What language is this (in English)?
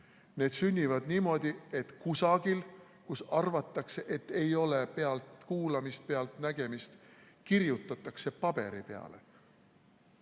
Estonian